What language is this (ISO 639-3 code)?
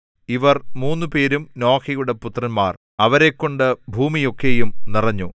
mal